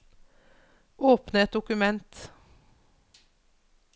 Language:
Norwegian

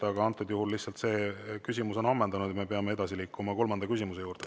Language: Estonian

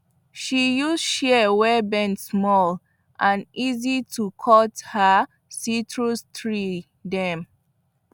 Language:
Nigerian Pidgin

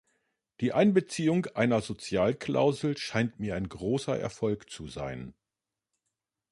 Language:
German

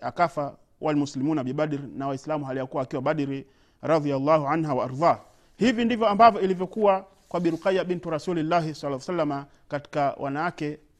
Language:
Swahili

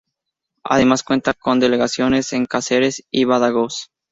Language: Spanish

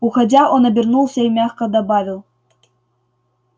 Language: Russian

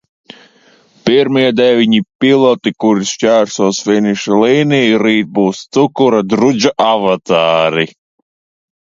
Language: Latvian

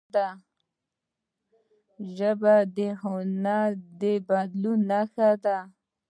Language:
Pashto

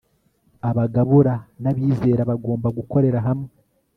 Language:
Kinyarwanda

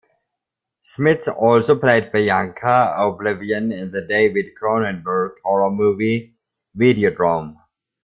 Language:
English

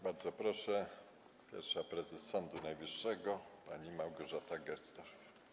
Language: Polish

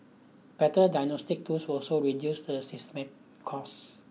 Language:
English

